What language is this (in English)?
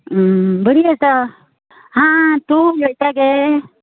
Konkani